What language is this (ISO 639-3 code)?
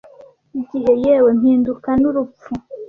kin